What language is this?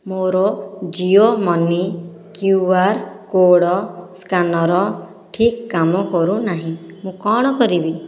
Odia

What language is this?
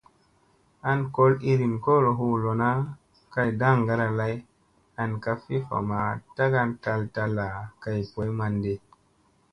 Musey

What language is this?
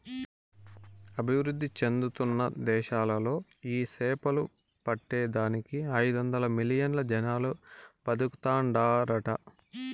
Telugu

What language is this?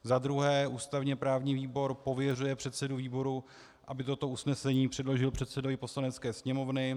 Czech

